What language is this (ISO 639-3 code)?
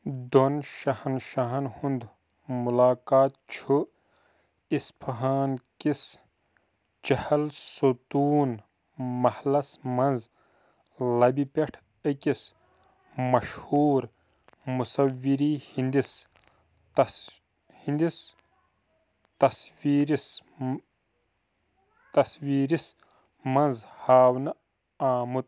kas